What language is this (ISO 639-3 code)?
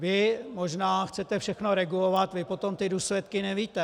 ces